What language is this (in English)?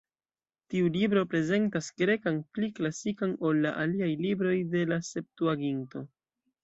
Esperanto